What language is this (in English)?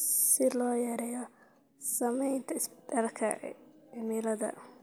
Somali